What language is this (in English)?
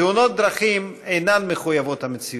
Hebrew